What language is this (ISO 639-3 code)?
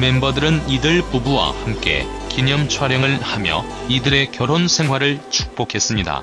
kor